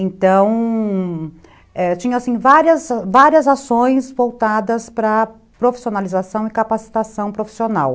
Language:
Portuguese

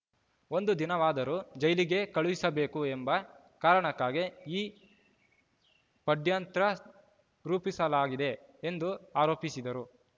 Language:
Kannada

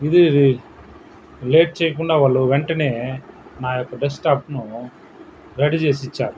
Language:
Telugu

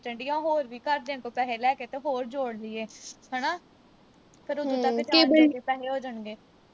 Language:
Punjabi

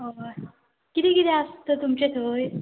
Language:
Konkani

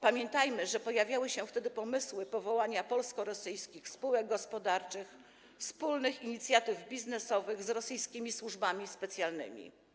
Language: Polish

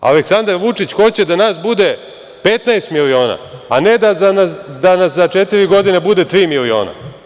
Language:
Serbian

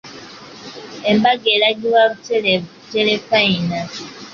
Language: Ganda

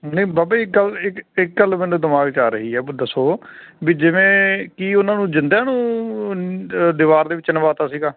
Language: Punjabi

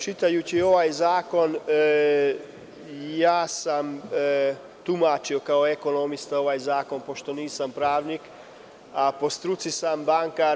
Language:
Serbian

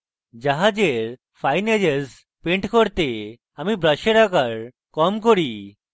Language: Bangla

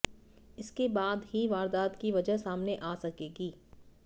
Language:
Hindi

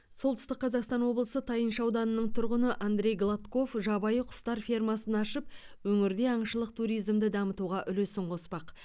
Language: Kazakh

